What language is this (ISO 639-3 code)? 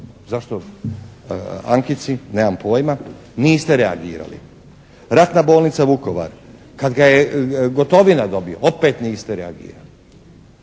hrv